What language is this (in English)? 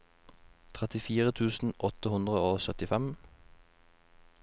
Norwegian